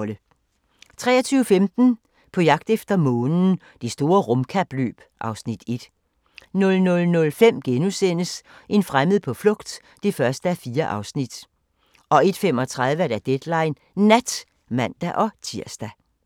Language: Danish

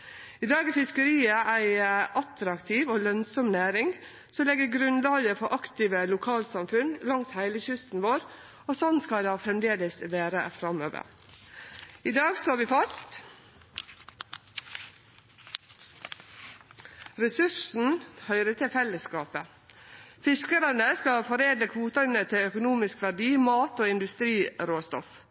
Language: Norwegian Nynorsk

